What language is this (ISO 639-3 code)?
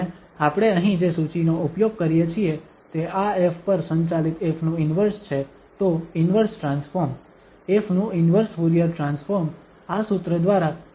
guj